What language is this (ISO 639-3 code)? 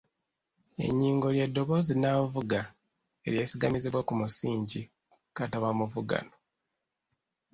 lug